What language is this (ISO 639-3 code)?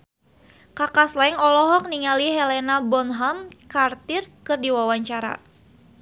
sun